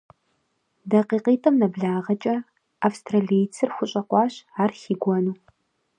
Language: Kabardian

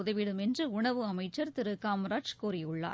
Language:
Tamil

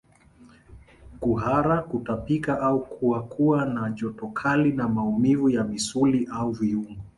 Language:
Swahili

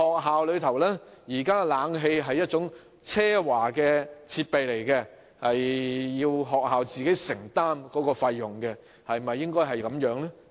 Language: Cantonese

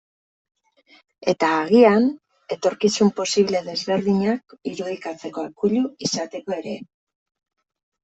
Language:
Basque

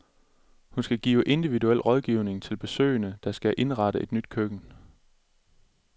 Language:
Danish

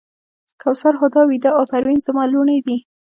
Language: Pashto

